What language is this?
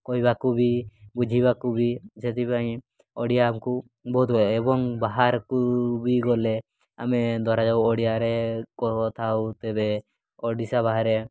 Odia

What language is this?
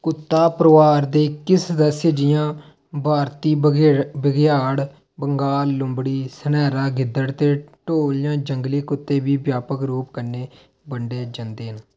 Dogri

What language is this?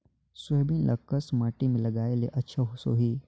Chhattisgarhi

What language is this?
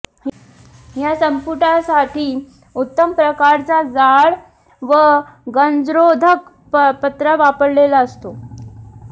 Marathi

